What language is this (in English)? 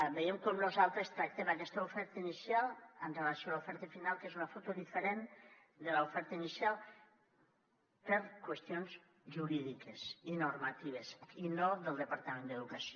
Catalan